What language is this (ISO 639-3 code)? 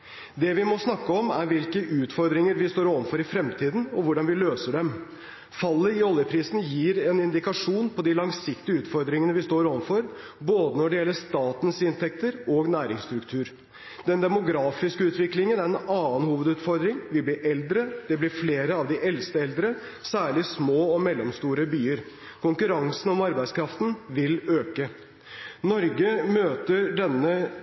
nob